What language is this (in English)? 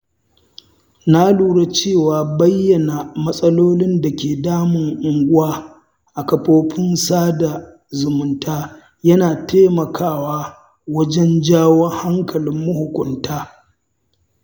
Hausa